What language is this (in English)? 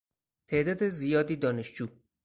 Persian